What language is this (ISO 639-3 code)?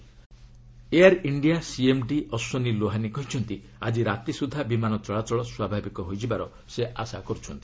ori